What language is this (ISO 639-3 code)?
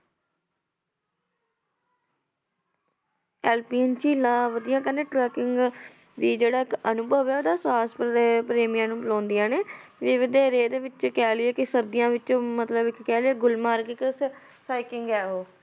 pan